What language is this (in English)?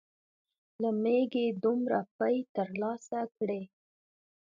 Pashto